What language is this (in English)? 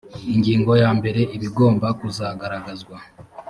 Kinyarwanda